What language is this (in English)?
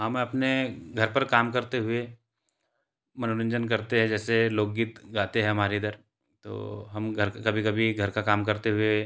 Hindi